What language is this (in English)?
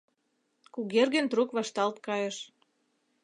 Mari